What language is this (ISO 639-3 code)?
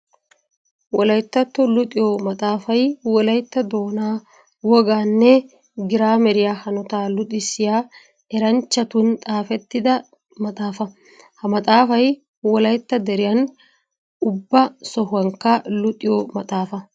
wal